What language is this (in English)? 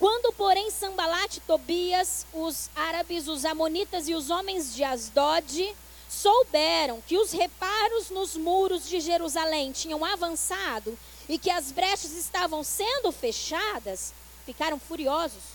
Portuguese